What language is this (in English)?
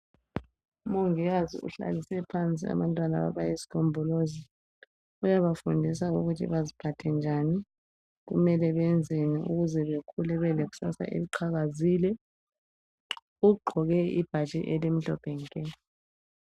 North Ndebele